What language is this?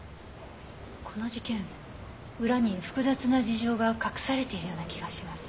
Japanese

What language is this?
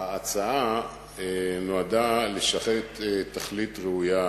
Hebrew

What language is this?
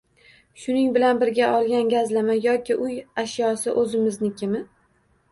Uzbek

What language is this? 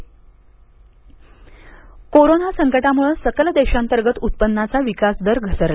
Marathi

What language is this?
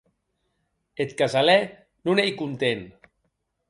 Occitan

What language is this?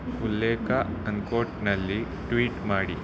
Kannada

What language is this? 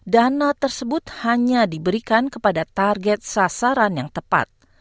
Indonesian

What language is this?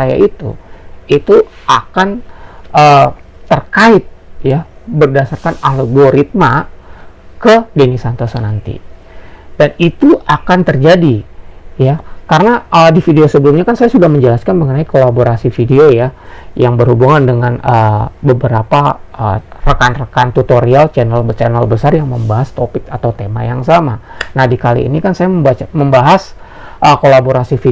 Indonesian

